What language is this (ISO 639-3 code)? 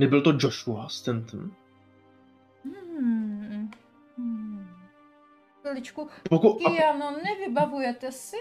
ces